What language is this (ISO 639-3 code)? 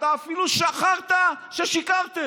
heb